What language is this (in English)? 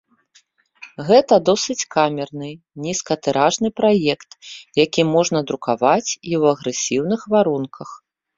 Belarusian